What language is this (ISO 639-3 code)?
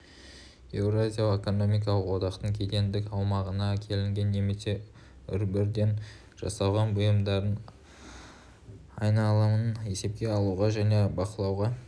kaz